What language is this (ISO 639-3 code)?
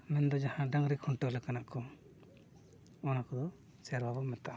sat